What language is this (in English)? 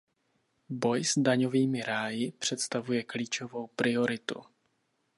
Czech